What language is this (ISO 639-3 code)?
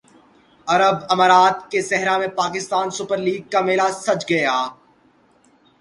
urd